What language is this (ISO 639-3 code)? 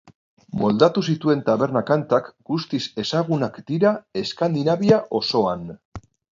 eus